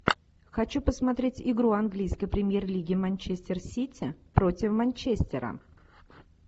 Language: Russian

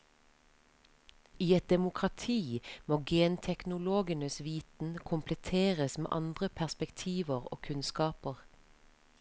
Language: Norwegian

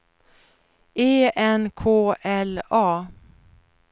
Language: Swedish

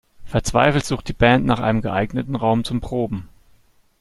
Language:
German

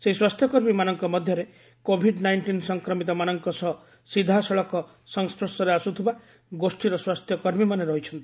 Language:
Odia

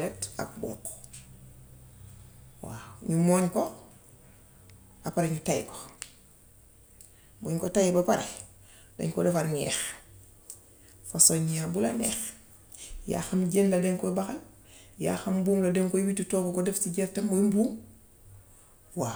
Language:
Gambian Wolof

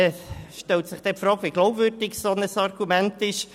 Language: Swiss German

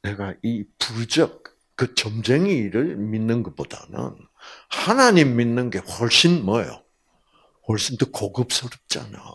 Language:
Korean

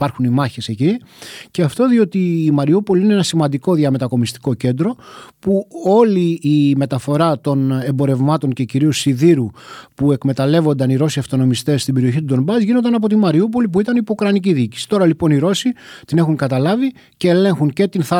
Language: Greek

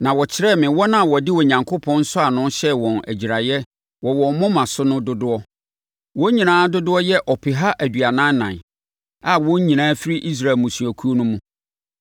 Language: Akan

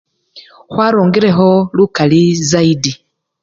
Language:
Luyia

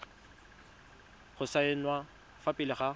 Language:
Tswana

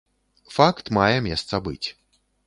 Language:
Belarusian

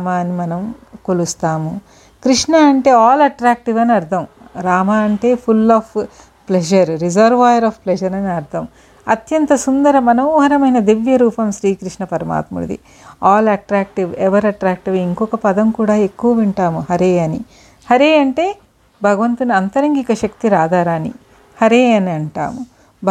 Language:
Telugu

